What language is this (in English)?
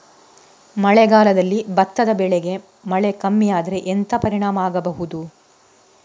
Kannada